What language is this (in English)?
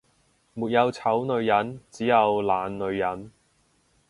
Cantonese